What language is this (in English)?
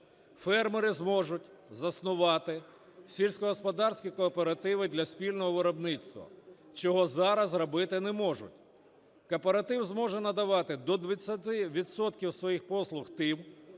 Ukrainian